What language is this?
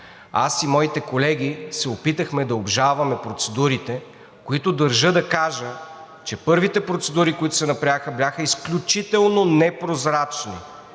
Bulgarian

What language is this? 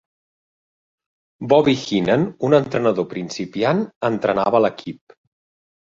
Catalan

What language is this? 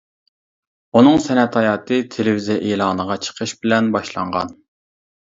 Uyghur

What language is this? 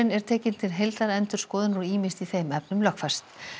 Icelandic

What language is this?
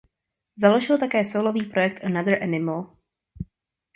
Czech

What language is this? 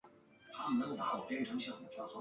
Chinese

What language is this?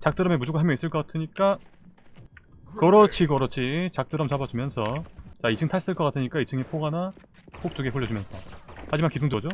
Korean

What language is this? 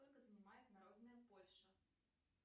Russian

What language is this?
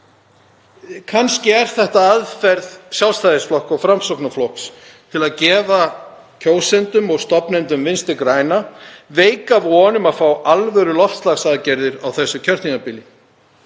Icelandic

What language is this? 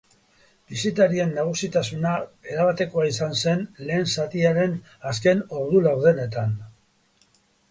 Basque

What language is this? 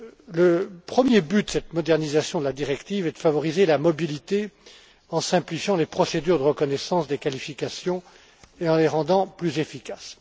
French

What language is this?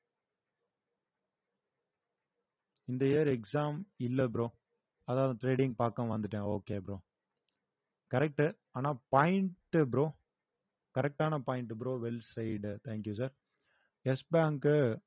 Tamil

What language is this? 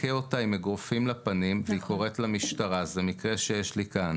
Hebrew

